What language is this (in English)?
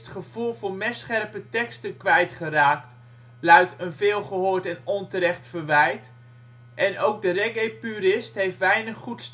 Dutch